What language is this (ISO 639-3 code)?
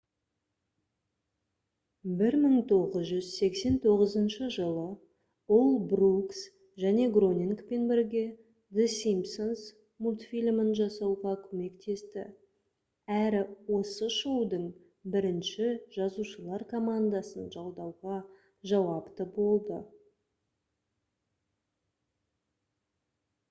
kaz